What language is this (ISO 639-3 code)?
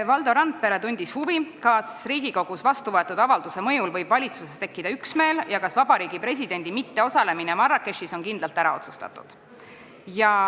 est